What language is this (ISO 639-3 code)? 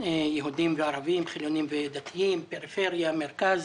heb